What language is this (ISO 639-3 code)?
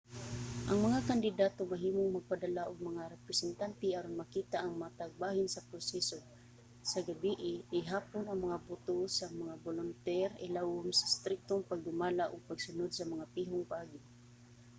ceb